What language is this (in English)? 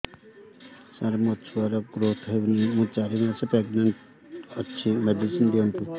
Odia